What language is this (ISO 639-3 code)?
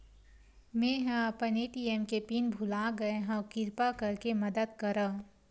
hne